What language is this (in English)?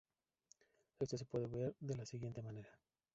Spanish